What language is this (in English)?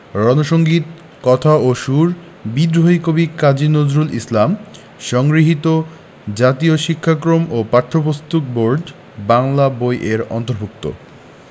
Bangla